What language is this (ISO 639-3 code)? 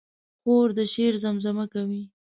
pus